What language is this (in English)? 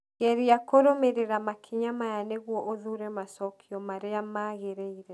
Kikuyu